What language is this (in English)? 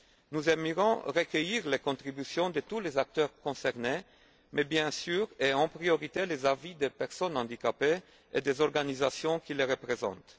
French